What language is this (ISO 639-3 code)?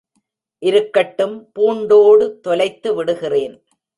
tam